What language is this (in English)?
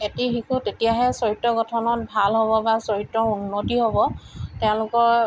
Assamese